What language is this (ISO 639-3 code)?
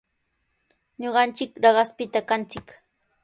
qws